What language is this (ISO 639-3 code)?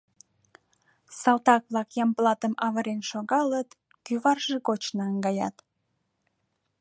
chm